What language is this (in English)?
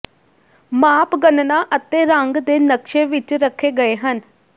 Punjabi